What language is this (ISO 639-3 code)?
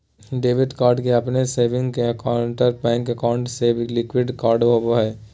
mag